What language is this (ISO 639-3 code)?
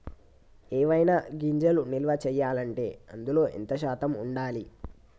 tel